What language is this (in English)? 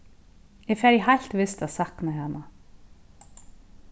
Faroese